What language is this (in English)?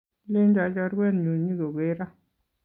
Kalenjin